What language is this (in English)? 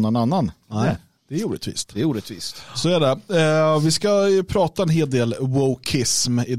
Swedish